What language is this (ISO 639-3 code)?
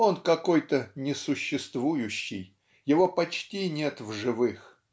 rus